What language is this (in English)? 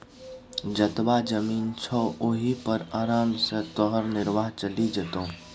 Maithili